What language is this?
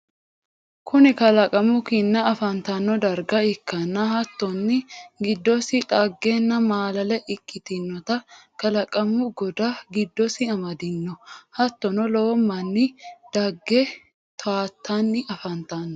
Sidamo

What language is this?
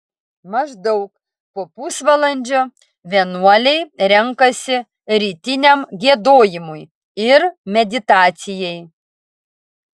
Lithuanian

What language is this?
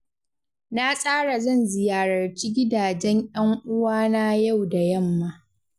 Hausa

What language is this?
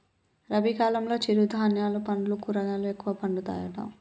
Telugu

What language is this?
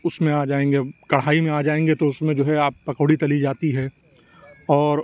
Urdu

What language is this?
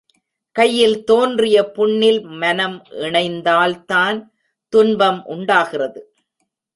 Tamil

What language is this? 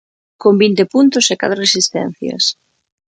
Galician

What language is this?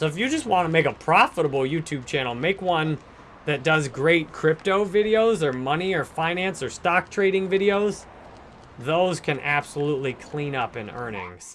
English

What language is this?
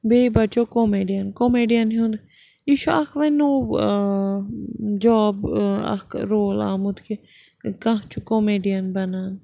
Kashmiri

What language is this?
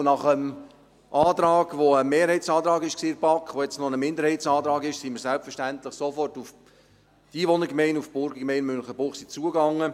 Swiss German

